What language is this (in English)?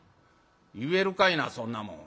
Japanese